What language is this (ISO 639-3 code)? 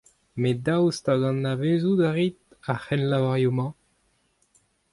bre